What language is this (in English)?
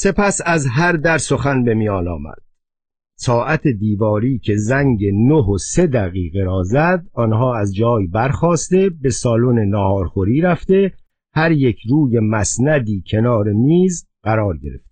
Persian